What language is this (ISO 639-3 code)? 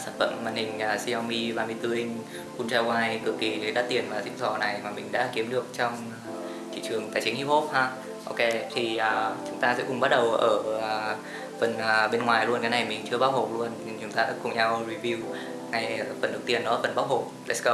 vie